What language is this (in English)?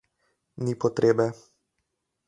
Slovenian